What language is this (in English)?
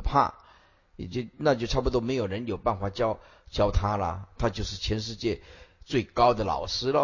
Chinese